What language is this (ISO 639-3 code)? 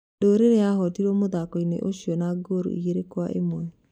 kik